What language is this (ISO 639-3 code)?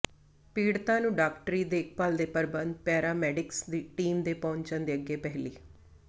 pan